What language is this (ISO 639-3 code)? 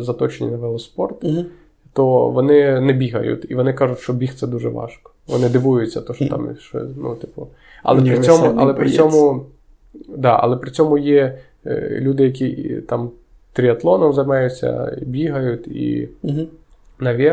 ukr